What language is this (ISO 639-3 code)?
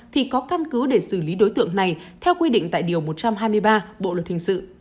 vie